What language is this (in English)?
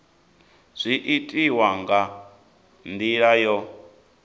Venda